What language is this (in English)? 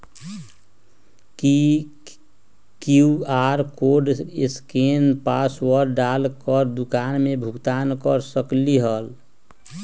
Magahi